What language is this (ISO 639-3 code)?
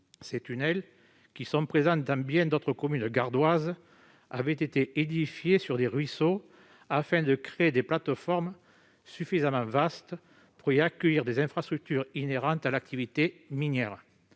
fra